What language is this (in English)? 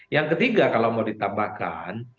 Indonesian